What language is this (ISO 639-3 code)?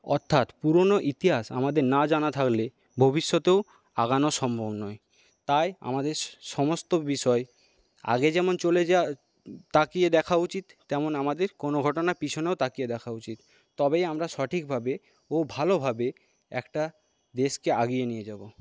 ben